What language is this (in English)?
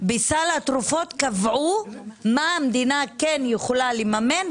Hebrew